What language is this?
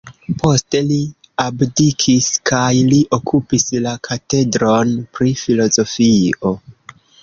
Esperanto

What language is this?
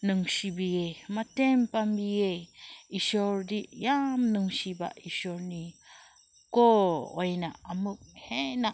Manipuri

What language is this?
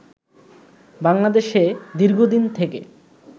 Bangla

